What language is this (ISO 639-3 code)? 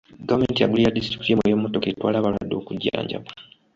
lug